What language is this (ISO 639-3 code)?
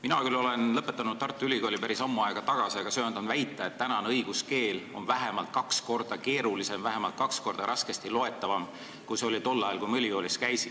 est